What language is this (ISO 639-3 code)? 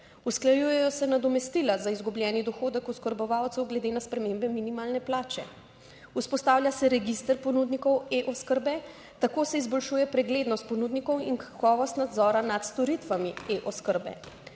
slv